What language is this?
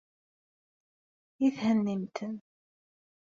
Kabyle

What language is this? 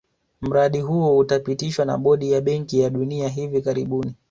Swahili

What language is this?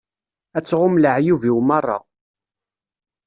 Kabyle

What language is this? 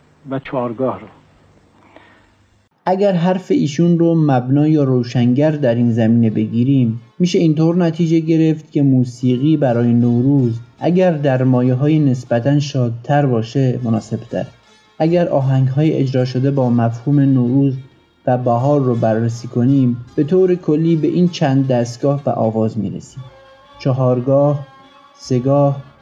Persian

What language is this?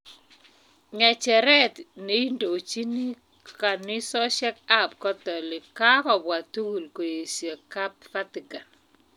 Kalenjin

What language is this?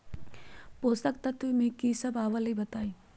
Magahi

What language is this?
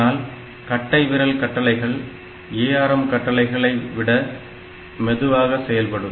Tamil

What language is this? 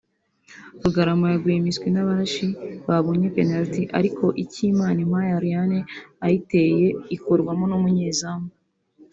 Kinyarwanda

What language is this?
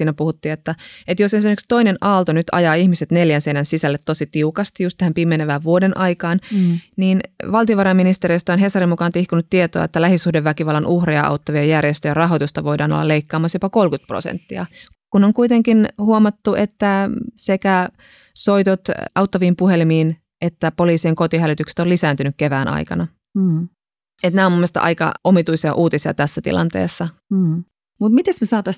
Finnish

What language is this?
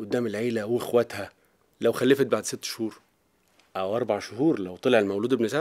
Arabic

